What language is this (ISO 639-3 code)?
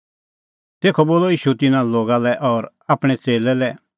kfx